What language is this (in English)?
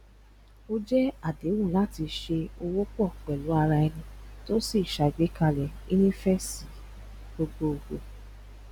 Yoruba